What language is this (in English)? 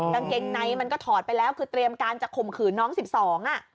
Thai